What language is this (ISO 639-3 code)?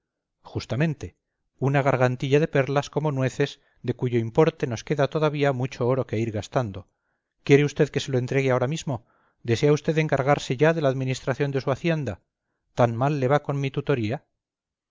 spa